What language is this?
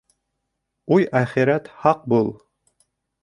Bashkir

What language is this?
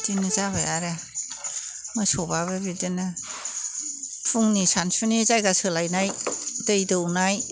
Bodo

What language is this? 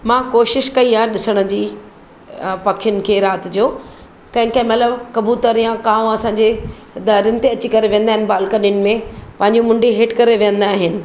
Sindhi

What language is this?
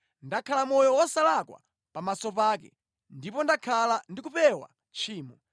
Nyanja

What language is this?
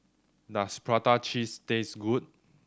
English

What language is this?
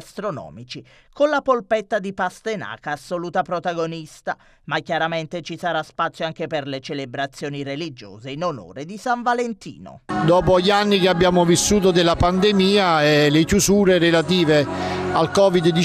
Italian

